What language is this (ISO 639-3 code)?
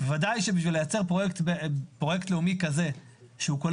heb